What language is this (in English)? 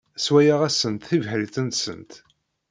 Kabyle